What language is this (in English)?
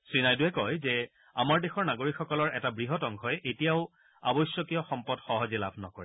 Assamese